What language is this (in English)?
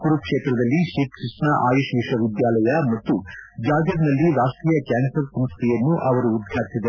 Kannada